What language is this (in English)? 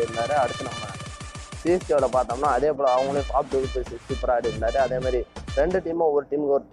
Tamil